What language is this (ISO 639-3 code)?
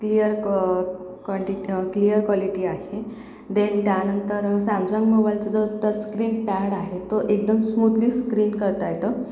mar